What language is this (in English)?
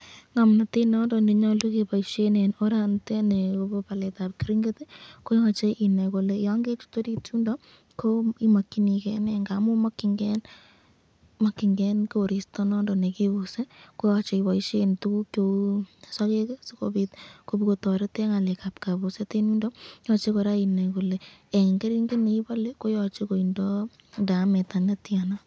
Kalenjin